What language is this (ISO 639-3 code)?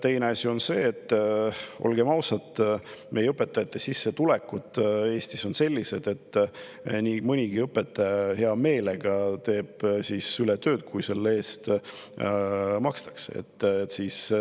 est